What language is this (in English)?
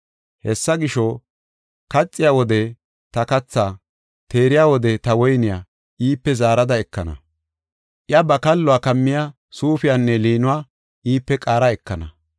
Gofa